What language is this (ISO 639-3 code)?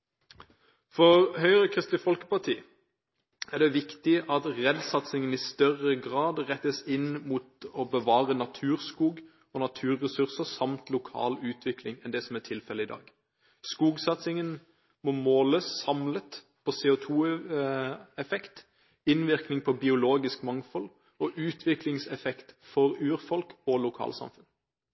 nob